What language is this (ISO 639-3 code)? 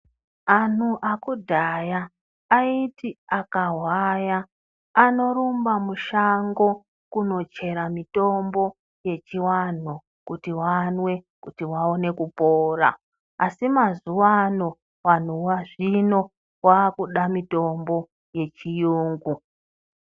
ndc